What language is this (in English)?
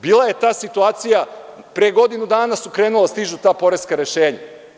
Serbian